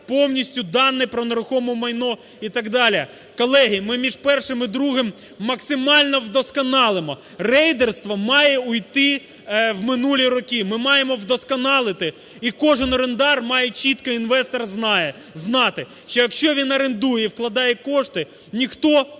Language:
Ukrainian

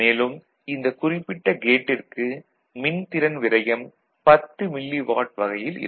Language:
Tamil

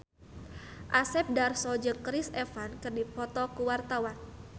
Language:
Sundanese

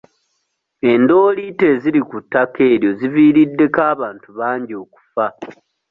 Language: Ganda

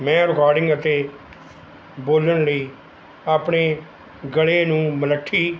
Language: Punjabi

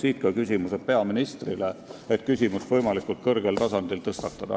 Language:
Estonian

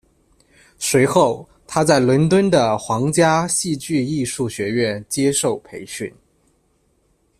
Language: Chinese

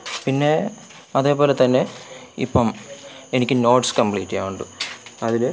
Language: Malayalam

